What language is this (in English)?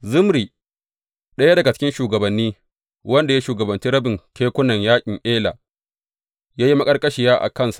Hausa